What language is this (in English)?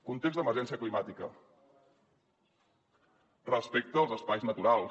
Catalan